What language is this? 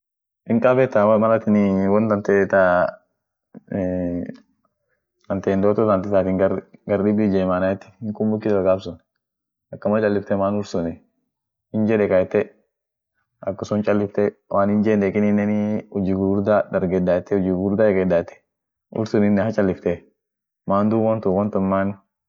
Orma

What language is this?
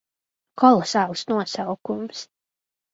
Latvian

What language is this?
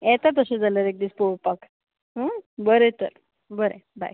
Konkani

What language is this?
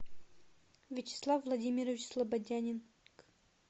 Russian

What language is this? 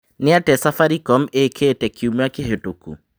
Kikuyu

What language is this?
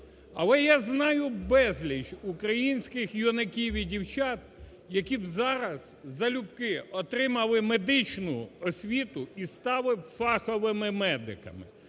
Ukrainian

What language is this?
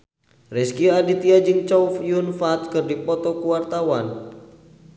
Sundanese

